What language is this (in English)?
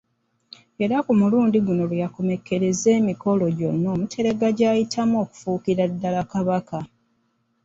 Ganda